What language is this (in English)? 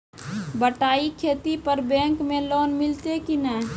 Maithili